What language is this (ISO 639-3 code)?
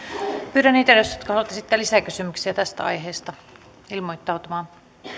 fin